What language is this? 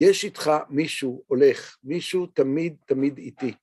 Hebrew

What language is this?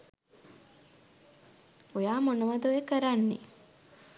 Sinhala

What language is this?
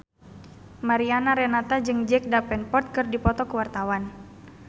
Sundanese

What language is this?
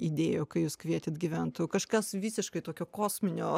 Lithuanian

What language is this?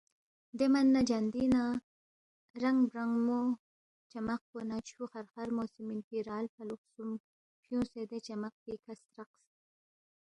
Balti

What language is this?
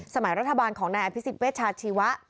Thai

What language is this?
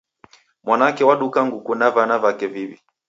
Taita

